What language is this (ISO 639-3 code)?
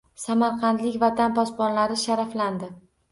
uzb